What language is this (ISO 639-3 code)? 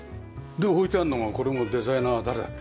jpn